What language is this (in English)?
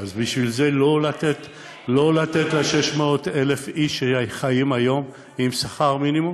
Hebrew